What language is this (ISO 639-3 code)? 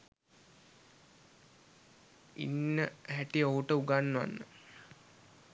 sin